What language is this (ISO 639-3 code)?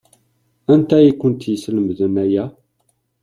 kab